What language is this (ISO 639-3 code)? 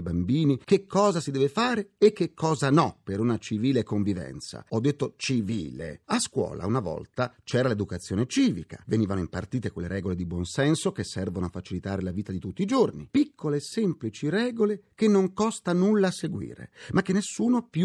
ita